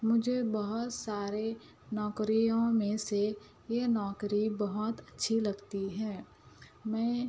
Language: Urdu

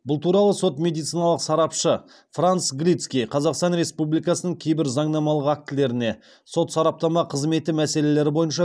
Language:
Kazakh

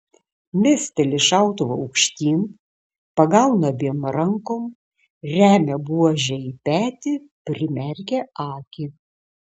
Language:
Lithuanian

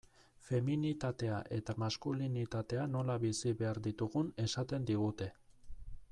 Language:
Basque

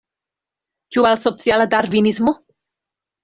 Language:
Esperanto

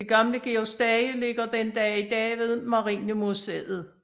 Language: Danish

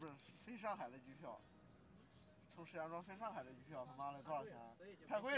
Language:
Chinese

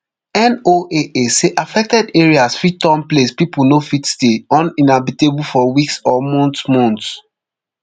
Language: Nigerian Pidgin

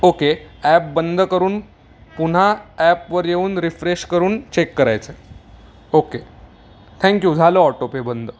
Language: Marathi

